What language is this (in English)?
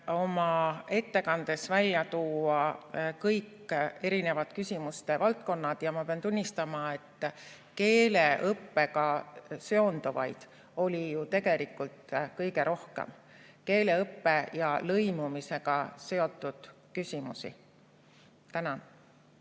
Estonian